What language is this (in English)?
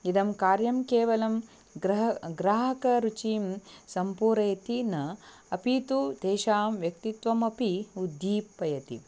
Sanskrit